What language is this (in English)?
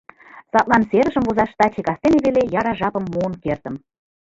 Mari